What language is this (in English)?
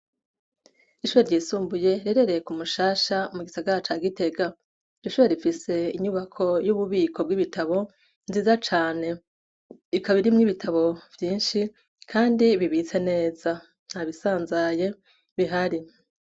Rundi